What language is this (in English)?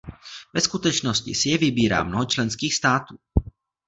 Czech